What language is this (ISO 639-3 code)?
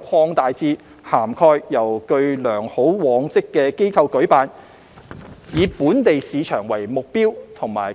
yue